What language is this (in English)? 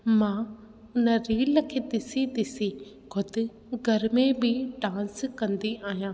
Sindhi